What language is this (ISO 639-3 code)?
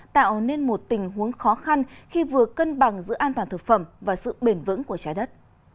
vie